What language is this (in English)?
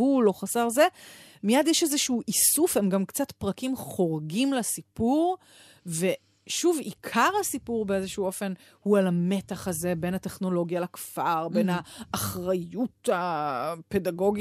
Hebrew